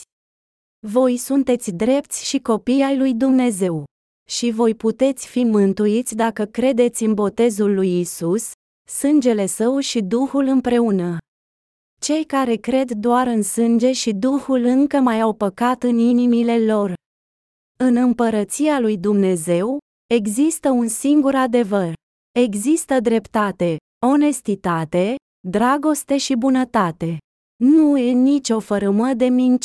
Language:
Romanian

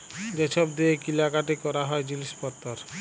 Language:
Bangla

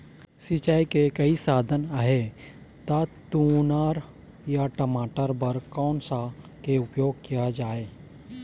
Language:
Chhattisgarhi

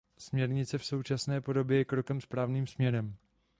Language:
Czech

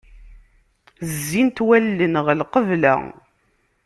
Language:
Kabyle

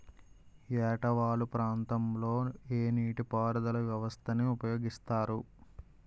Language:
Telugu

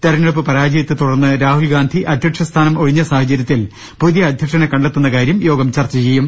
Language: Malayalam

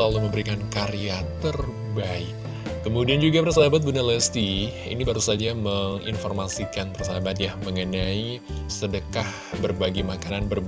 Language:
Indonesian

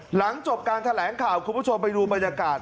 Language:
Thai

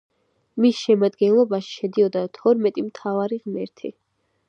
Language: Georgian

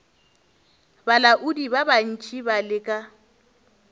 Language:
Northern Sotho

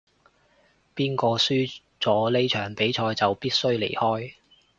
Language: Cantonese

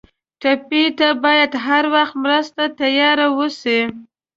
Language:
Pashto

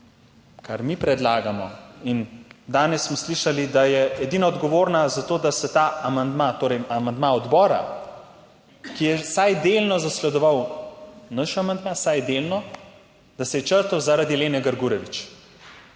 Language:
Slovenian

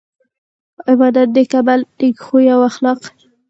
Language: Pashto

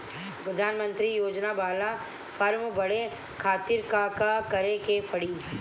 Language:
Bhojpuri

